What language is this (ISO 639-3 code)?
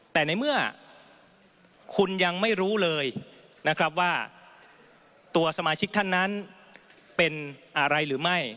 tha